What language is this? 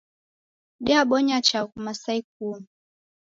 Taita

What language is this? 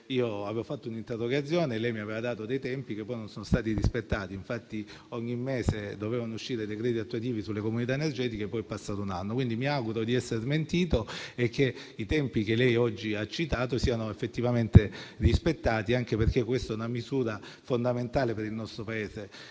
Italian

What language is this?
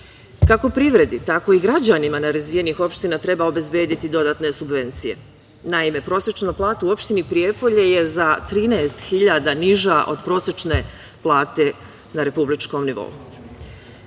Serbian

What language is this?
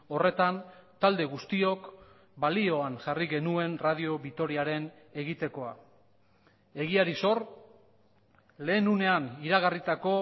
Basque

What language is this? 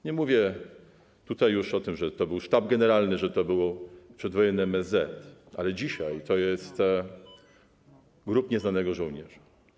Polish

